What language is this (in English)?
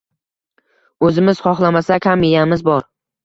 Uzbek